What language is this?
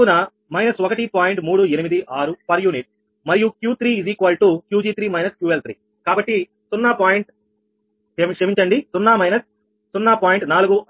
Telugu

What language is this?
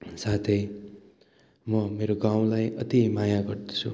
Nepali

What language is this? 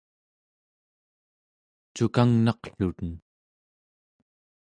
Central Yupik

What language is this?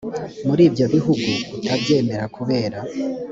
Kinyarwanda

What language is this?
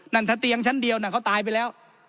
Thai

